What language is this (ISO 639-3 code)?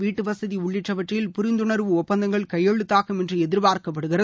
tam